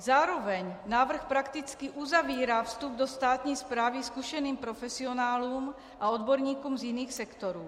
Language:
Czech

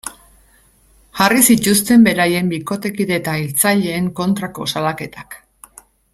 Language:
Basque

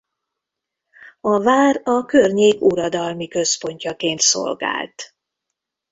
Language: Hungarian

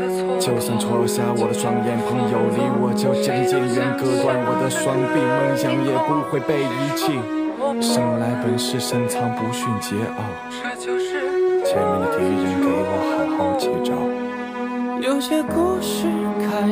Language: Chinese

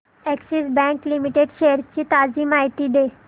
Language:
Marathi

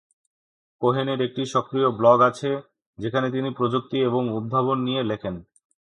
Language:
Bangla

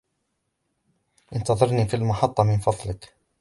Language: Arabic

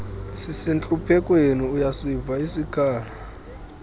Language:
Xhosa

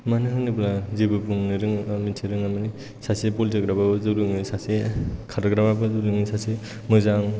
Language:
Bodo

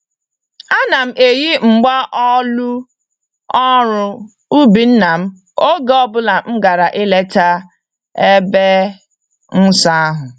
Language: Igbo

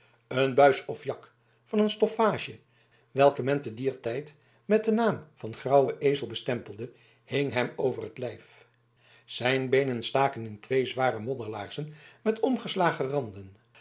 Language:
Dutch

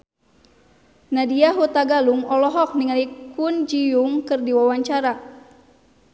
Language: Sundanese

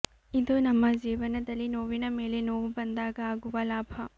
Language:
Kannada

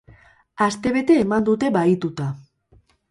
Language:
Basque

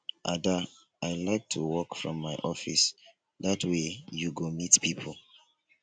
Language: Nigerian Pidgin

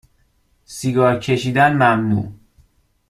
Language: Persian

